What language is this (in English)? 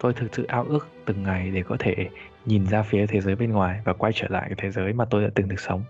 Vietnamese